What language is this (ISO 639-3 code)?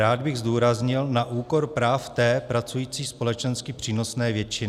ces